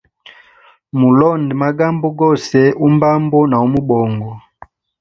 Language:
Hemba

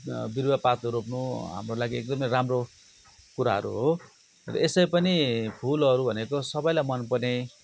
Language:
Nepali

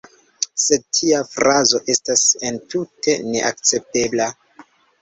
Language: Esperanto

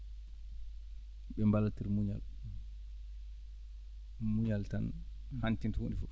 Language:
Fula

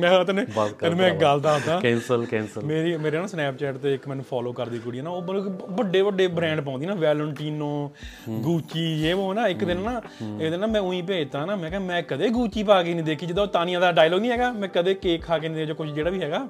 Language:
Punjabi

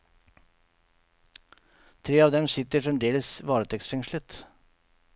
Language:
Norwegian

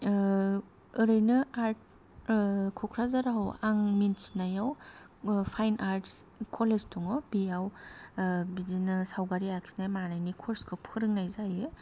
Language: Bodo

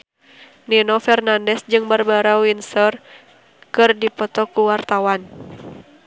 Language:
Sundanese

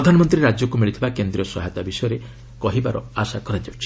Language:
Odia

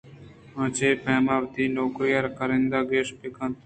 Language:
Eastern Balochi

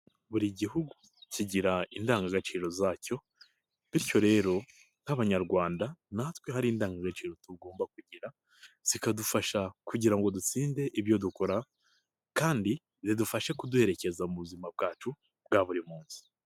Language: Kinyarwanda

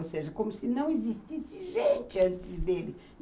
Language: Portuguese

